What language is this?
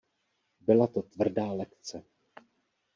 Czech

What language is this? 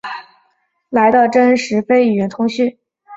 Chinese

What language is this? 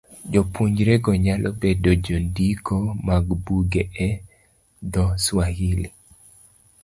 Luo (Kenya and Tanzania)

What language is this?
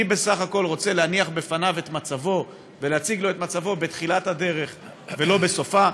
Hebrew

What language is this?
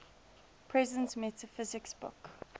English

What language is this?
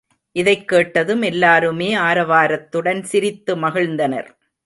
Tamil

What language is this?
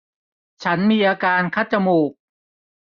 Thai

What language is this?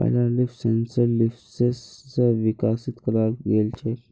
Magahi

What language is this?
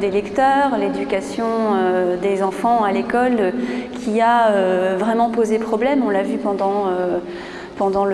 French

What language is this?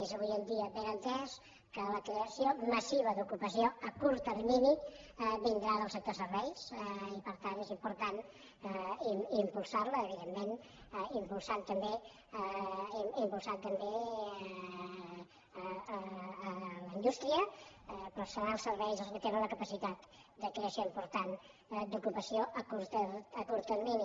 Catalan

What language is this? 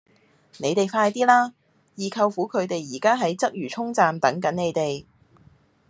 Cantonese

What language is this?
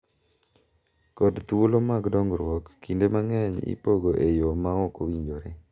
Luo (Kenya and Tanzania)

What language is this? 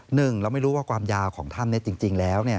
Thai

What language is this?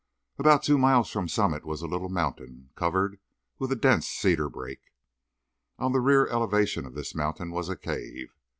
English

